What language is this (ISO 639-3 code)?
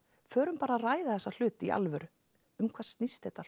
isl